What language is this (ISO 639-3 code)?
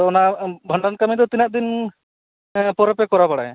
sat